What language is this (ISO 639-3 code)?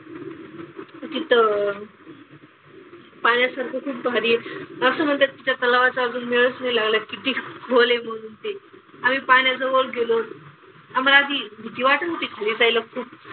mar